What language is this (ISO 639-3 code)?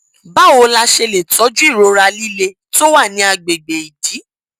yor